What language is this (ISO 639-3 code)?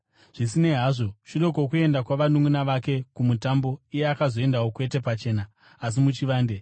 sna